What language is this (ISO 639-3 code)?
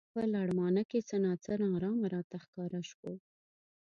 pus